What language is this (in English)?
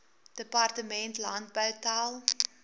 Afrikaans